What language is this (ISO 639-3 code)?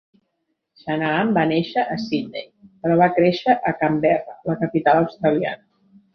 cat